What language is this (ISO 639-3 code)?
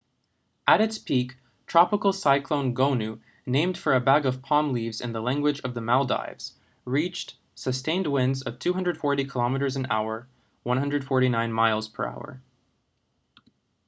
eng